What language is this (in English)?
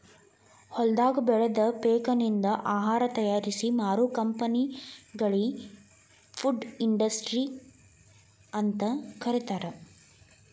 Kannada